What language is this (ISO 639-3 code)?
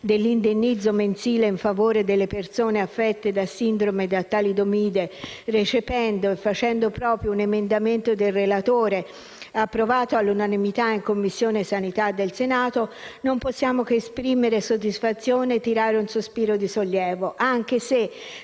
ita